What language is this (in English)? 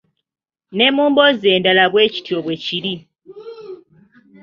Ganda